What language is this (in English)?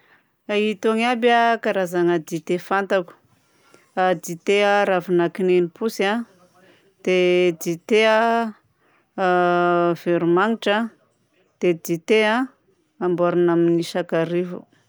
Southern Betsimisaraka Malagasy